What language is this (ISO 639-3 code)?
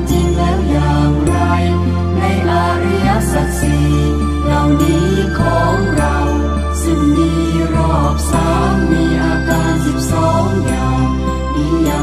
tha